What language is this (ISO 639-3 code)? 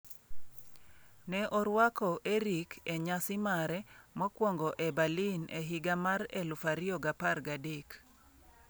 luo